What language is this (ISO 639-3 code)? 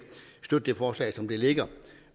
dan